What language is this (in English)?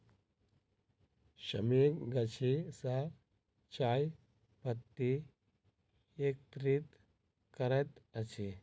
Maithili